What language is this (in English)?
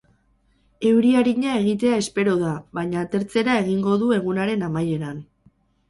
Basque